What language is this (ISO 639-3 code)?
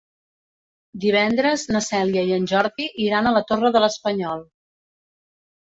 cat